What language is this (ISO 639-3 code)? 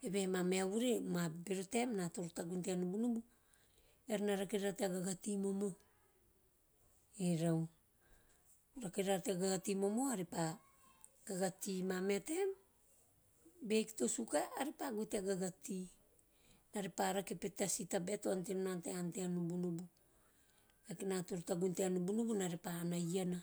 tio